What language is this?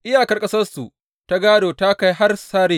Hausa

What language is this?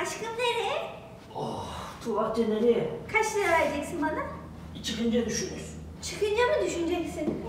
Turkish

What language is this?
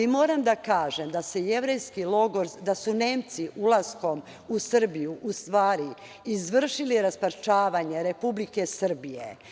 Serbian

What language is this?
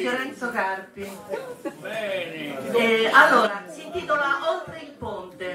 Italian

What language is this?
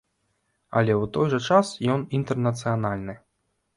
Belarusian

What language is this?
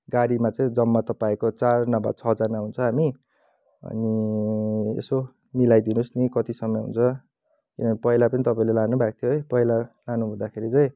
Nepali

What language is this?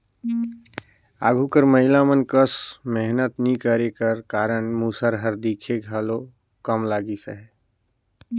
Chhattisgarhi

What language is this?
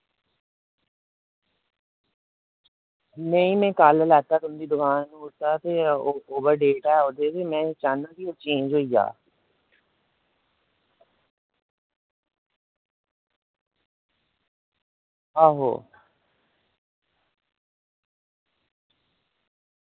Dogri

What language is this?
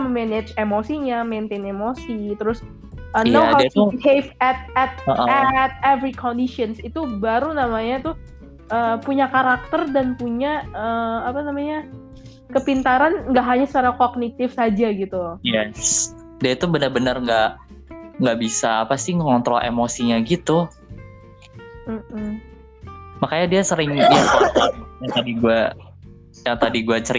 Indonesian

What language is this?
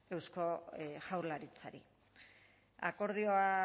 Basque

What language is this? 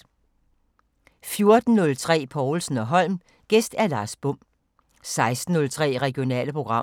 Danish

